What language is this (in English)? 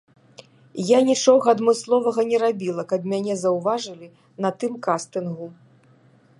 Belarusian